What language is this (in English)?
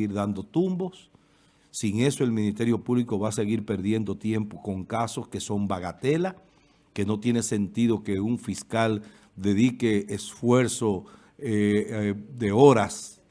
Spanish